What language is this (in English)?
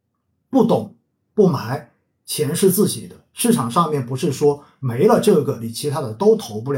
Chinese